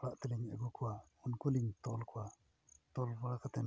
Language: Santali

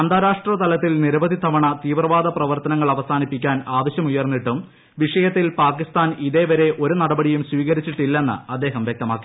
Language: Malayalam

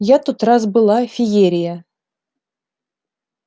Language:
Russian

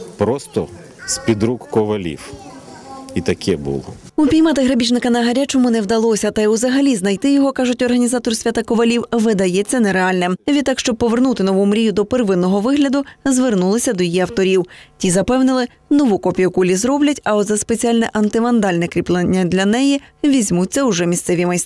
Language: Ukrainian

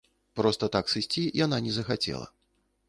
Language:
Belarusian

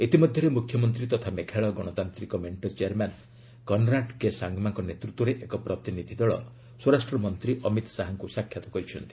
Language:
Odia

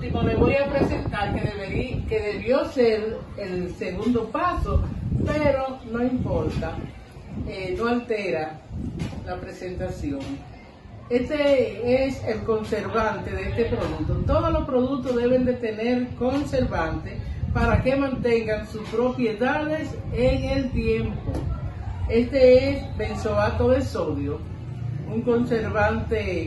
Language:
Spanish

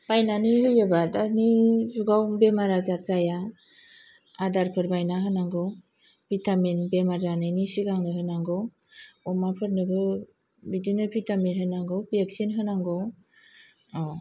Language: Bodo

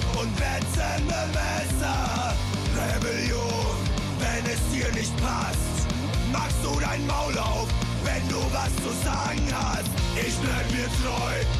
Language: German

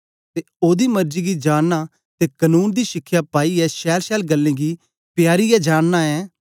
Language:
Dogri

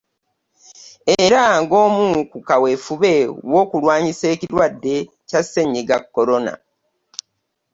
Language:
Ganda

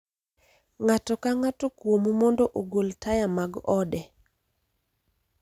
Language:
Luo (Kenya and Tanzania)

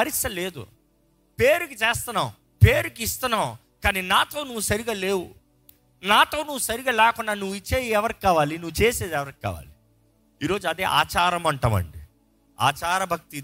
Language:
Telugu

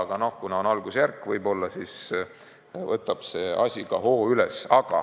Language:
Estonian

